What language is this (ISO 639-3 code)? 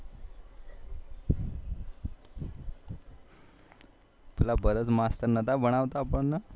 guj